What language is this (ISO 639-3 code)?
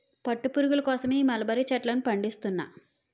tel